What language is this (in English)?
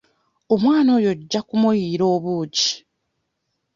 Ganda